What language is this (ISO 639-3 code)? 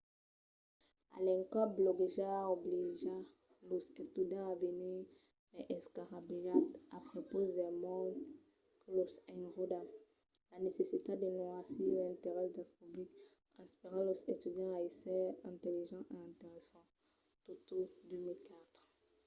oci